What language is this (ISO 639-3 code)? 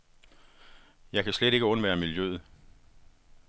dan